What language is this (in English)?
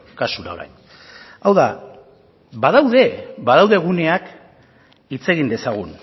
Basque